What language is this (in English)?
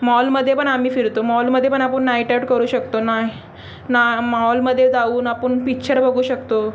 Marathi